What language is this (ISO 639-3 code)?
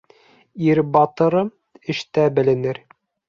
bak